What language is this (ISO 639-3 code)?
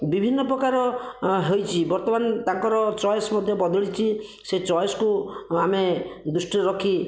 ori